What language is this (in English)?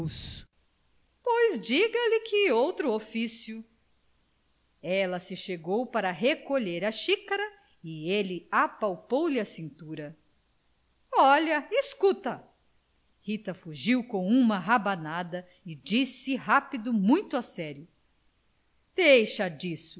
Portuguese